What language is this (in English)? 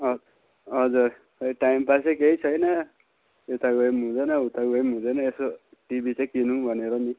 Nepali